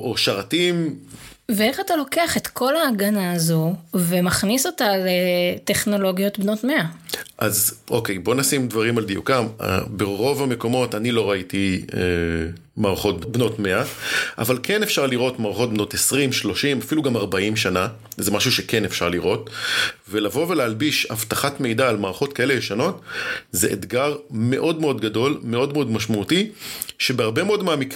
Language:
Hebrew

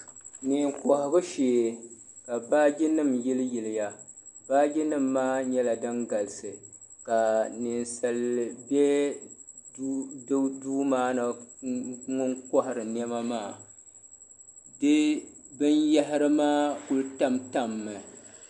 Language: Dagbani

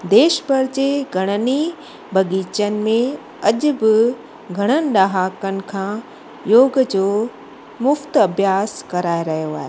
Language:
Sindhi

